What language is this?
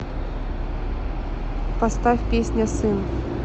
Russian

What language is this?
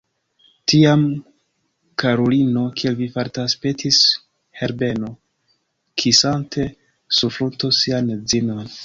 Esperanto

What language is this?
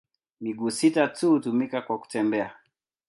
Swahili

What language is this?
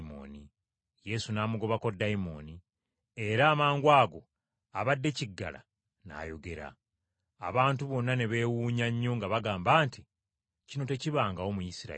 Ganda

